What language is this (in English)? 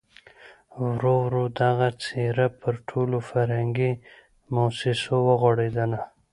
Pashto